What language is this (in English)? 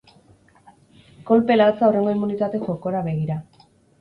Basque